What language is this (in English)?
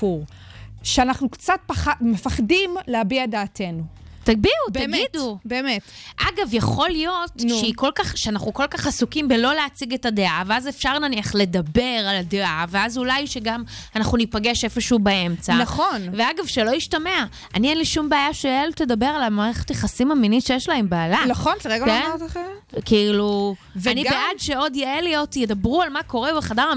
Hebrew